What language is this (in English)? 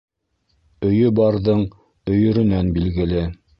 Bashkir